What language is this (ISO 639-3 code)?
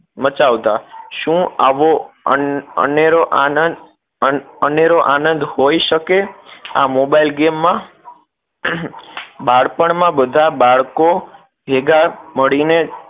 guj